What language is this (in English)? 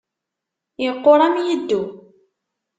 Kabyle